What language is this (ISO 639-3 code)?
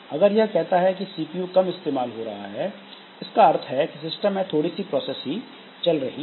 hin